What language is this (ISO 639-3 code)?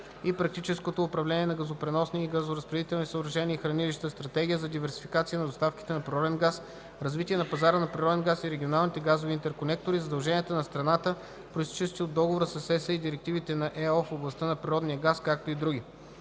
bul